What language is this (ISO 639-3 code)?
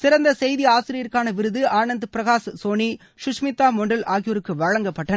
tam